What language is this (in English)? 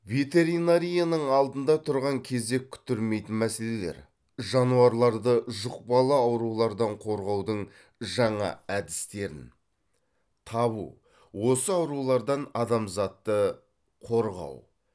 Kazakh